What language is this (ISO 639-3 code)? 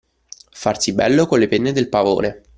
ita